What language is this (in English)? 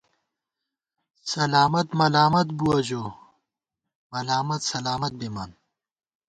Gawar-Bati